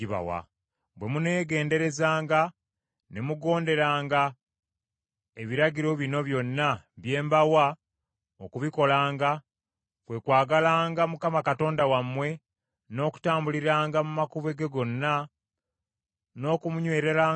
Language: Ganda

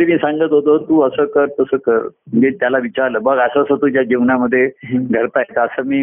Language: Marathi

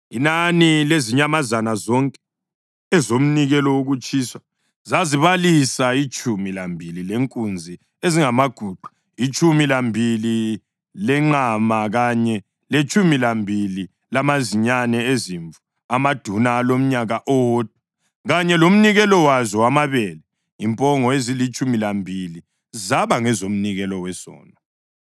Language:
North Ndebele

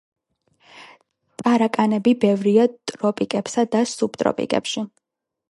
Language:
Georgian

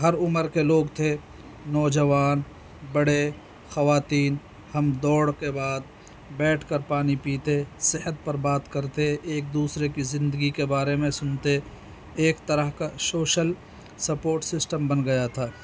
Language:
Urdu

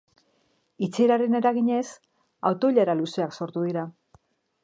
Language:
Basque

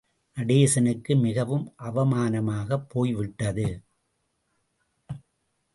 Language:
Tamil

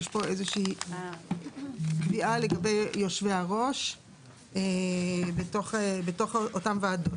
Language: Hebrew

